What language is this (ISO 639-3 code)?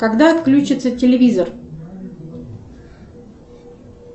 rus